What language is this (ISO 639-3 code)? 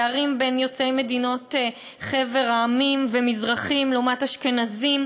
heb